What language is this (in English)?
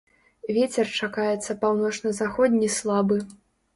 Belarusian